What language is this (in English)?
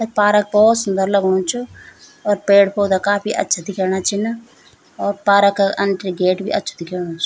Garhwali